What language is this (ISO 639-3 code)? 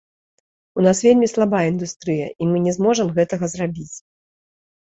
bel